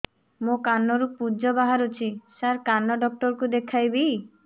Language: Odia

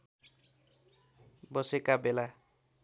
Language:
Nepali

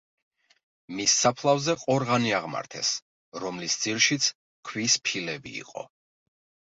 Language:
Georgian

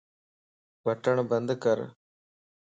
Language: Lasi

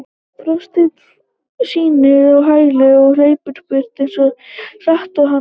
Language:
Icelandic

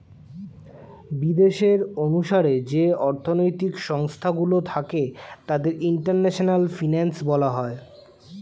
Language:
Bangla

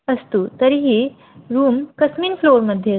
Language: Sanskrit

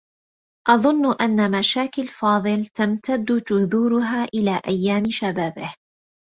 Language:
Arabic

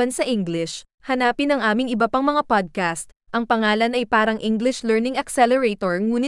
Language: Filipino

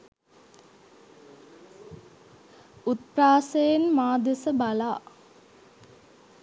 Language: Sinhala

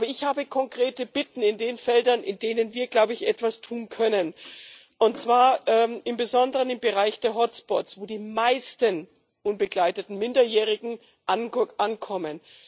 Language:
German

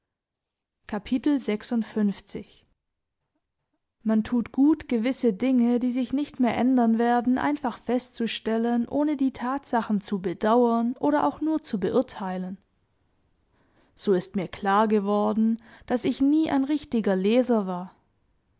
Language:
German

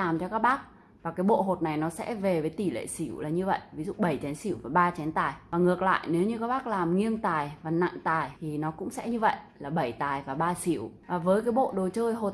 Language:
Vietnamese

